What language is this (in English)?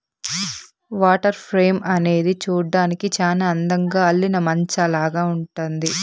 Telugu